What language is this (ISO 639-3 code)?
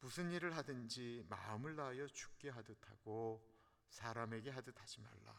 kor